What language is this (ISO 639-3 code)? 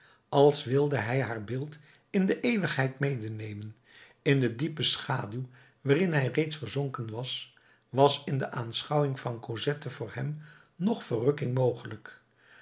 nld